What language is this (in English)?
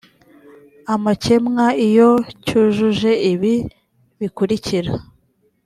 Kinyarwanda